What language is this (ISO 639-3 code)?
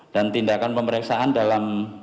ind